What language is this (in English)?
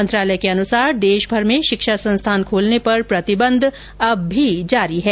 Hindi